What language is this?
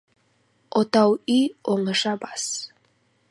Kazakh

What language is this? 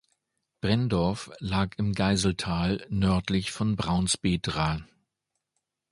German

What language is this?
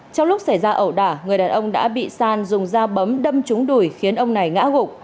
Vietnamese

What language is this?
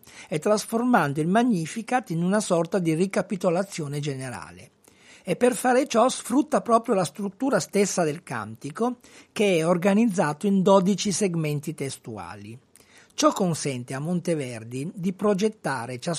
Italian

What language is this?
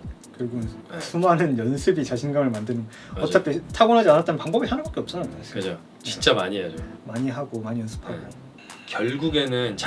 Korean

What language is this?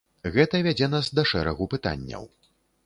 Belarusian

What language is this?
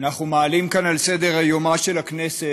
Hebrew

